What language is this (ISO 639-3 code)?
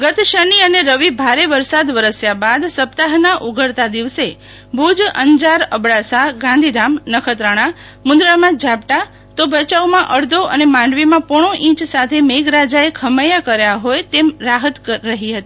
guj